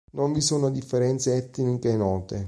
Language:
Italian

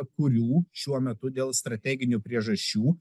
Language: Lithuanian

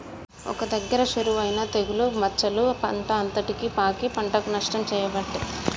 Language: Telugu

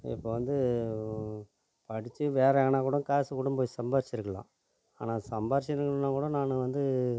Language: Tamil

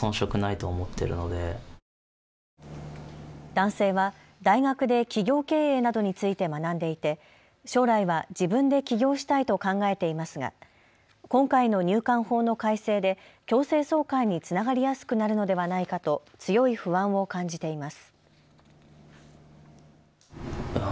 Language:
Japanese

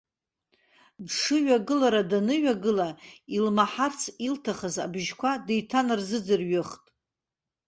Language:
Abkhazian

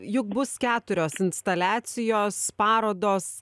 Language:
Lithuanian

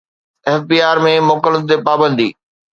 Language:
Sindhi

